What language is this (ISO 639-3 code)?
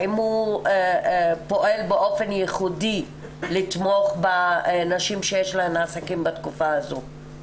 heb